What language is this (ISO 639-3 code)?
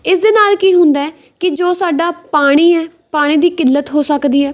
pan